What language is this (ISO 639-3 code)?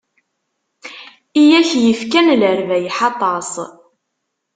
kab